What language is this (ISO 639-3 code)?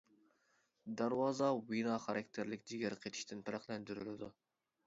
uig